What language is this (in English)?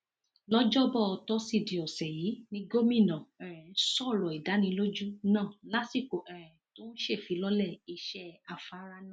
Yoruba